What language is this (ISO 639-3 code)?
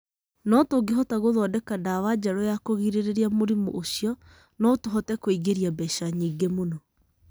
kik